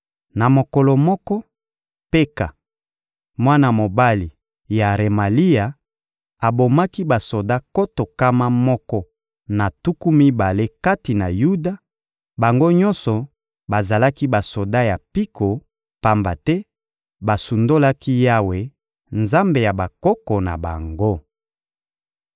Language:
Lingala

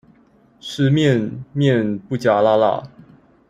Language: Chinese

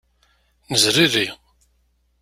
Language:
Kabyle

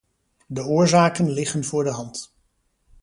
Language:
Dutch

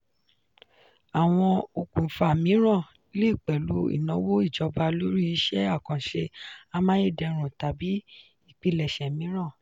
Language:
Yoruba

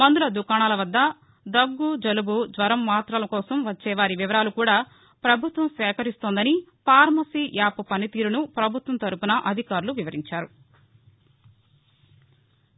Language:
Telugu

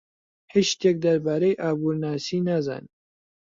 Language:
Central Kurdish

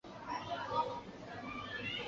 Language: Chinese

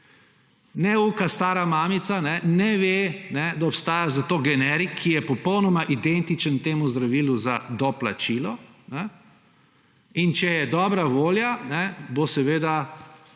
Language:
Slovenian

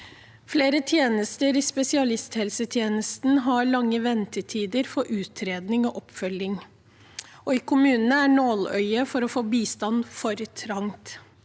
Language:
Norwegian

